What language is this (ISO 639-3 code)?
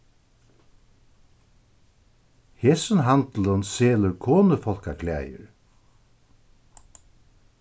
fao